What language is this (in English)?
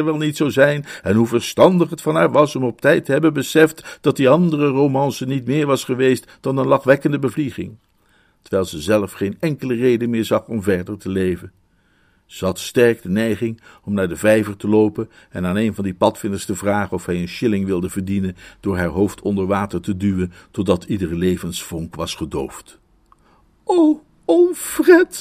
Dutch